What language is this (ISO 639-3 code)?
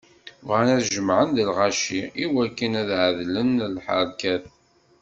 kab